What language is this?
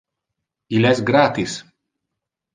Interlingua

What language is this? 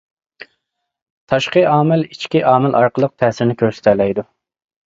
Uyghur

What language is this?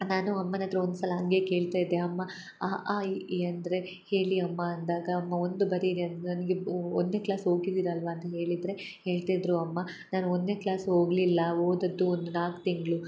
Kannada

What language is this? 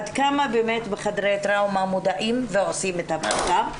Hebrew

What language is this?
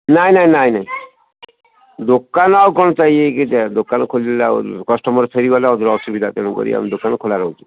Odia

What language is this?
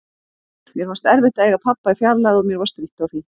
Icelandic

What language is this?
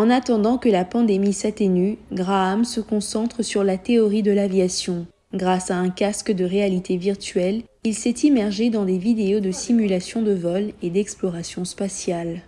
French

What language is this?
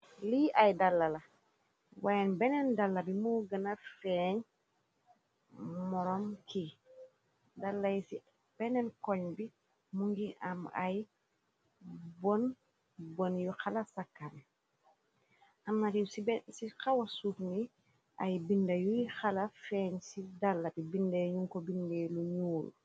Wolof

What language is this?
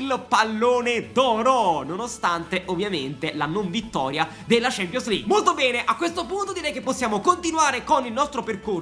Italian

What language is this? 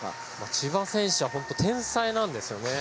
Japanese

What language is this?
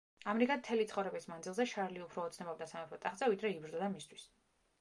Georgian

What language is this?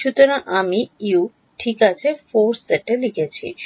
Bangla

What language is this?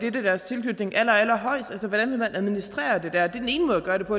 Danish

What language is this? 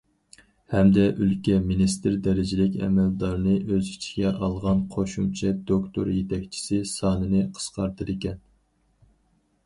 Uyghur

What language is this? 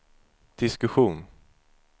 Swedish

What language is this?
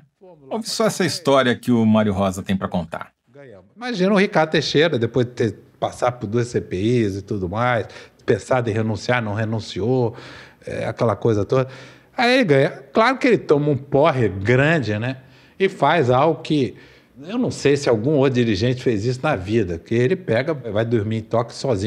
Portuguese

